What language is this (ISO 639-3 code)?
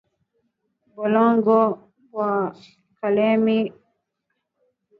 swa